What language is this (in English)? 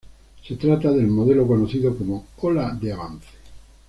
Spanish